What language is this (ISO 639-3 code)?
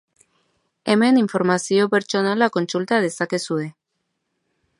eus